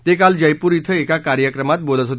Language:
Marathi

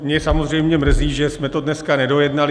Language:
Czech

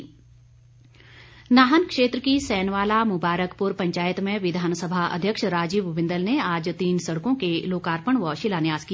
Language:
Hindi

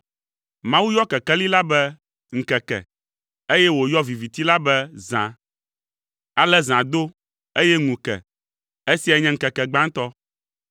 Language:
Ewe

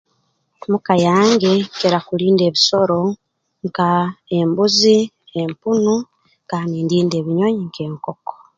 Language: Tooro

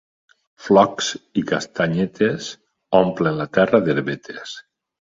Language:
Catalan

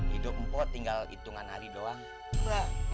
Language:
Indonesian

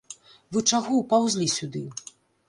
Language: Belarusian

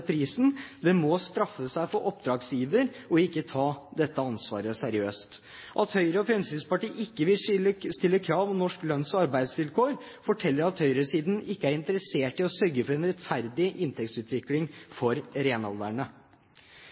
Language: Norwegian Bokmål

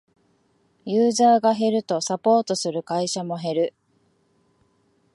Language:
Japanese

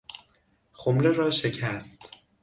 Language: Persian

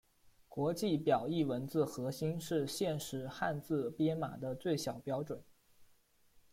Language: Chinese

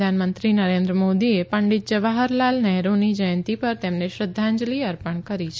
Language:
Gujarati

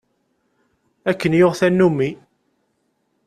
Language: Kabyle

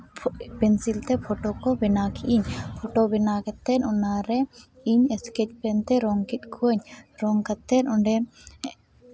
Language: Santali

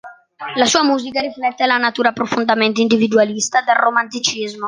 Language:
Italian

